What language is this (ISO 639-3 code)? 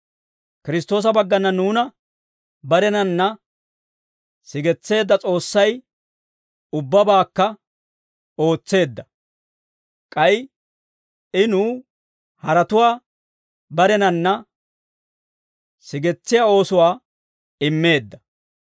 dwr